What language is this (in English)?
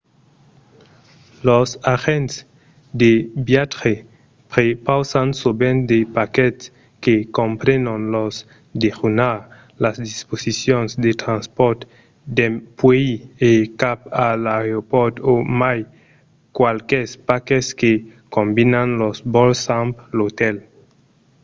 Occitan